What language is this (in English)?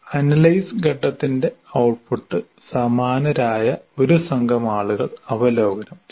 Malayalam